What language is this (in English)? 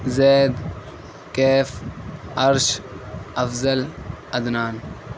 Urdu